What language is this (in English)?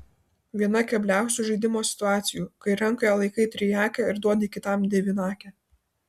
Lithuanian